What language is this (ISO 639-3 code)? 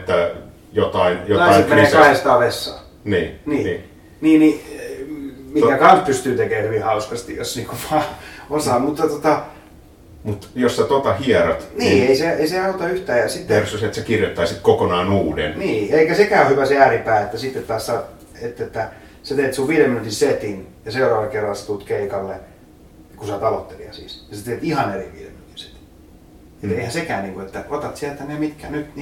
fin